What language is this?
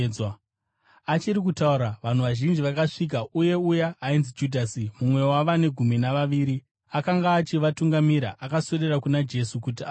Shona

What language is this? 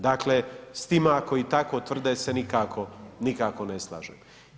Croatian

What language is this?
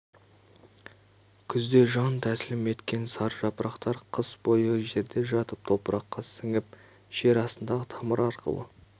Kazakh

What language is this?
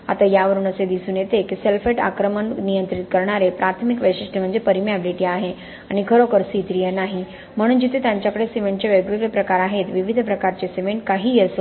Marathi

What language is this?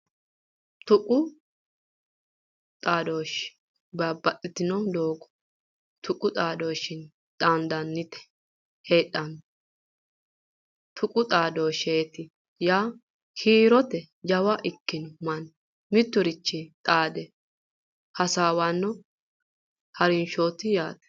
Sidamo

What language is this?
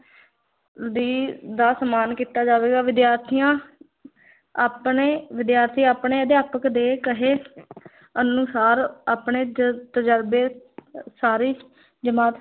Punjabi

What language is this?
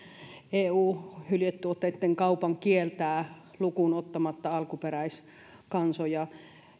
Finnish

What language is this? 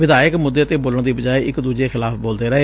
Punjabi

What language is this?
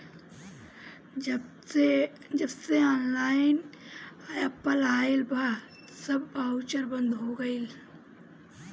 Bhojpuri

